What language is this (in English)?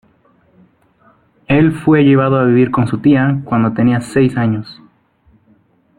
Spanish